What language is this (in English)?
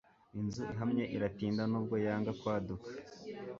Kinyarwanda